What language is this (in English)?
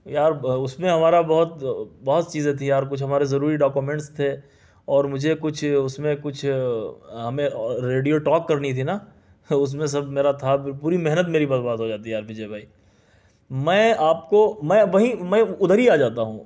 Urdu